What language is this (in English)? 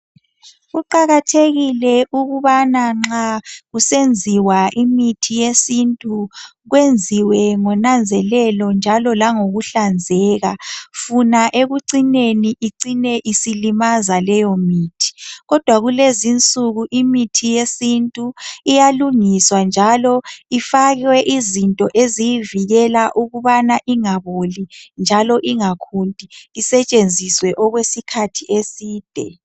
North Ndebele